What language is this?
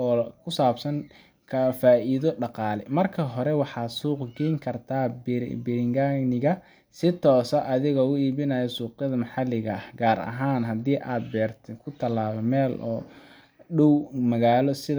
Somali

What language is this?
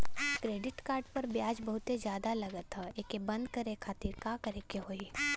Bhojpuri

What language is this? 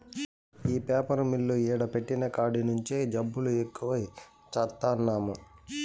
Telugu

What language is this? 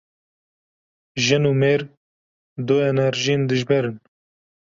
Kurdish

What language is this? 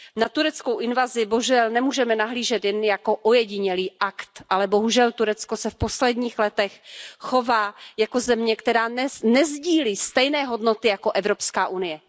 Czech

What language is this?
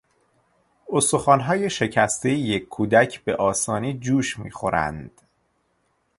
Persian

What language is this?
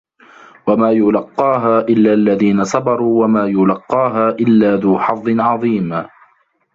Arabic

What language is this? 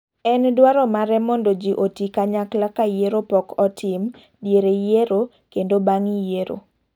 Luo (Kenya and Tanzania)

